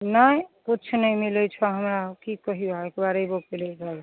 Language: Maithili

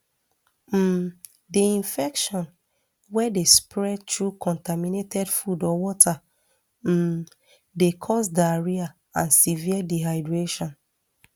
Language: Nigerian Pidgin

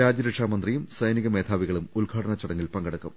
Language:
Malayalam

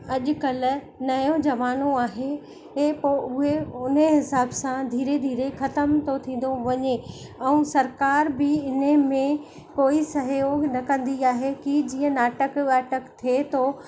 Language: Sindhi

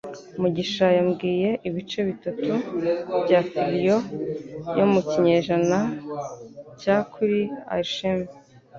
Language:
Kinyarwanda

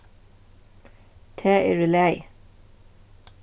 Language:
Faroese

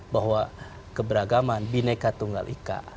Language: Indonesian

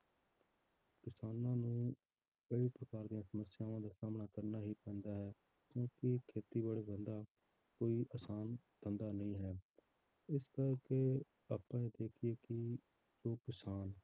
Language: Punjabi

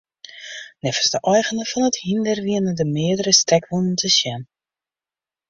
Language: Western Frisian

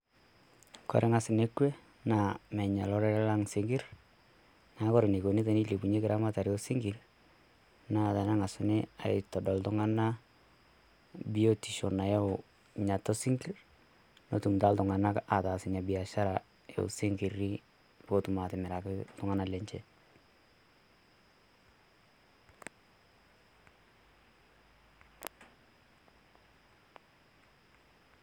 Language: Masai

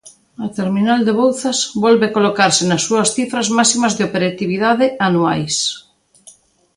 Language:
Galician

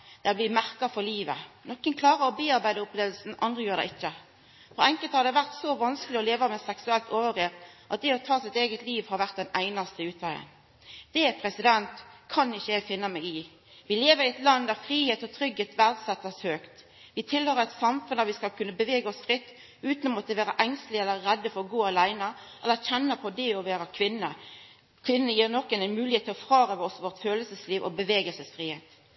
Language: Norwegian Nynorsk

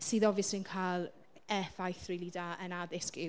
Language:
Welsh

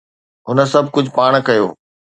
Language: Sindhi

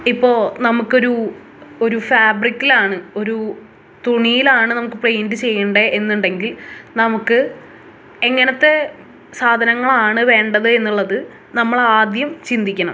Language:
Malayalam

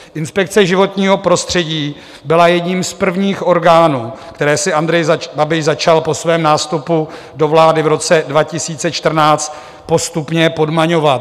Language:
Czech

